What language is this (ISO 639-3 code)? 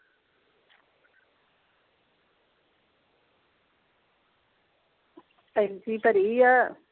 pan